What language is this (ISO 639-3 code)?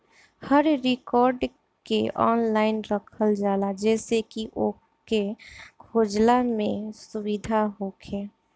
bho